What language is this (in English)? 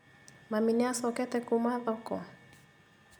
Kikuyu